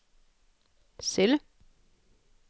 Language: Danish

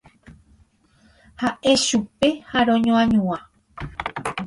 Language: Guarani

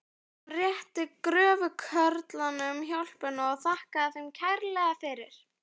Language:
Icelandic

